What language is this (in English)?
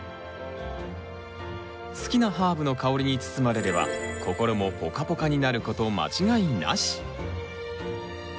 Japanese